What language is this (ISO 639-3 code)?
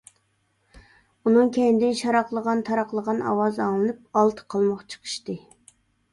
uig